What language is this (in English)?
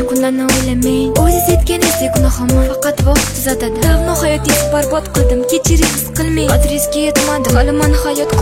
Chinese